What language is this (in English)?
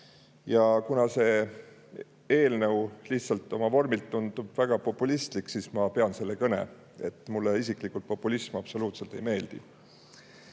Estonian